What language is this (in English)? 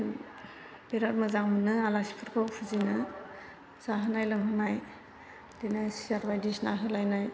Bodo